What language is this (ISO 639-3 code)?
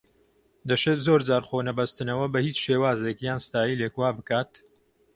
ckb